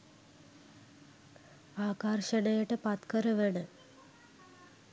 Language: Sinhala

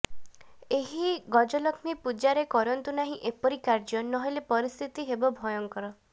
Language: Odia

